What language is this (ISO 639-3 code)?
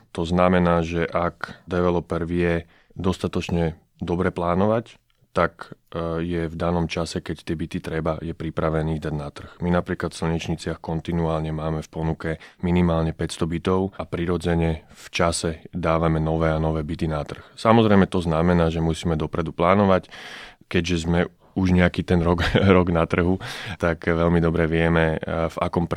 slk